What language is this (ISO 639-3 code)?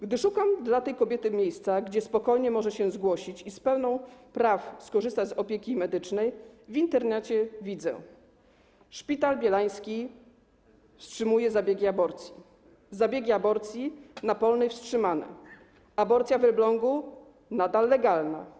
pol